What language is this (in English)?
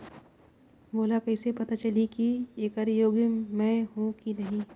Chhattisgarhi